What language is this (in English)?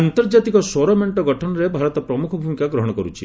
Odia